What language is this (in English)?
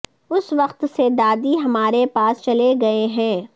Urdu